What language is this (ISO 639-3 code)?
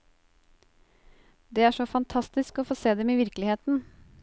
nor